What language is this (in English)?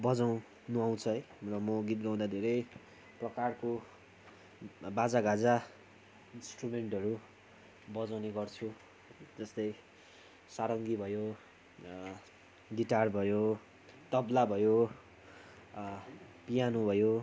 Nepali